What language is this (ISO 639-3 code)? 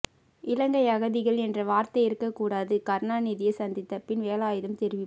tam